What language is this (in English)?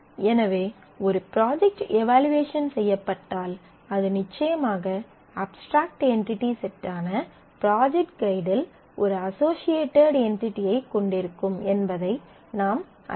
Tamil